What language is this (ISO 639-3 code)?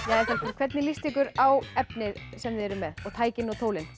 isl